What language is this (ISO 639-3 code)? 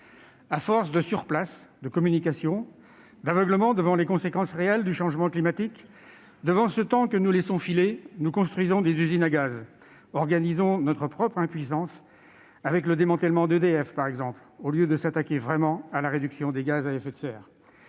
fra